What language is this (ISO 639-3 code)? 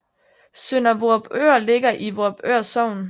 dan